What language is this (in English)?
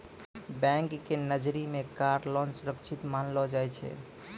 Maithili